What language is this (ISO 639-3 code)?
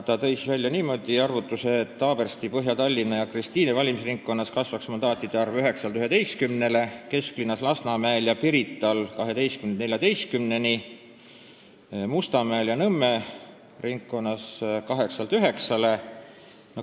est